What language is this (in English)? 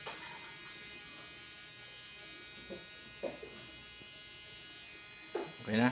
Thai